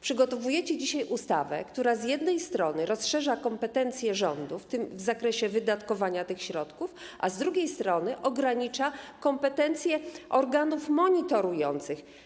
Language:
Polish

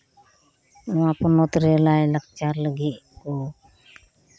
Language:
Santali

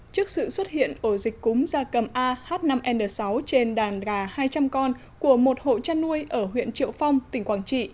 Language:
Vietnamese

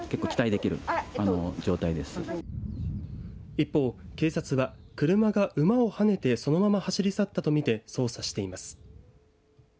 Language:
Japanese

